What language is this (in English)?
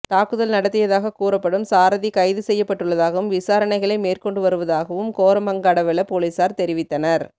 Tamil